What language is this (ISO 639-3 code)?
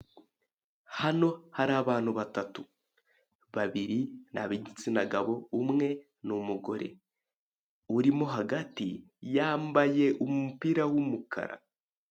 kin